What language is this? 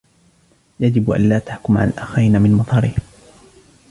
Arabic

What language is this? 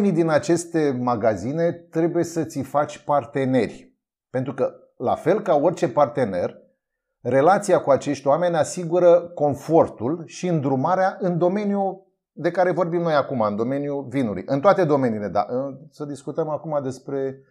Romanian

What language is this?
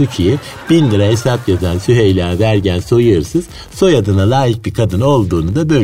Turkish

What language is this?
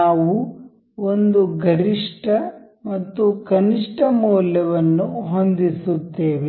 Kannada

